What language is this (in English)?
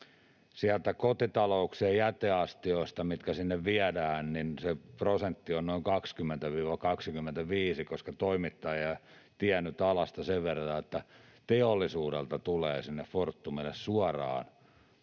Finnish